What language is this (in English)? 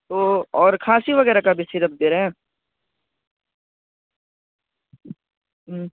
Urdu